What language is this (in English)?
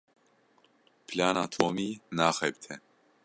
Kurdish